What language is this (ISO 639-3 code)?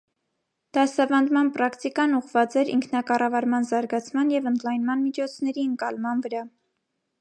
hye